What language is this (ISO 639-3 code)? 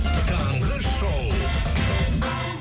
kaz